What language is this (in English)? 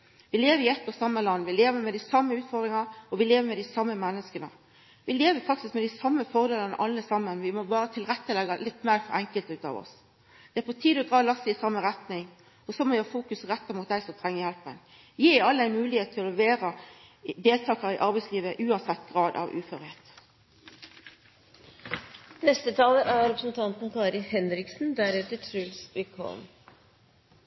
Norwegian Nynorsk